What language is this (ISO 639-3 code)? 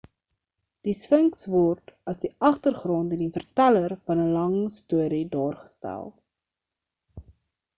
afr